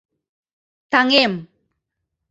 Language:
Mari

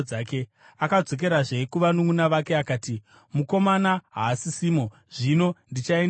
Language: Shona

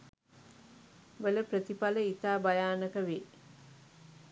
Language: Sinhala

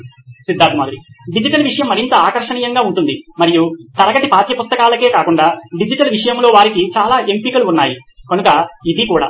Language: Telugu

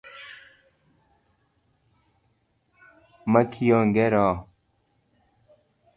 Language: Luo (Kenya and Tanzania)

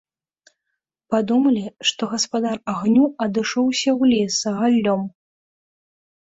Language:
Belarusian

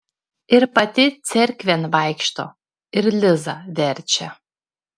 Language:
Lithuanian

